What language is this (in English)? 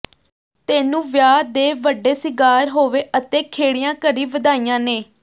Punjabi